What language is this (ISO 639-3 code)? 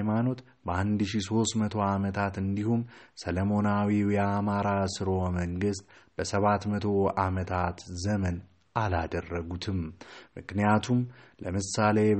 amh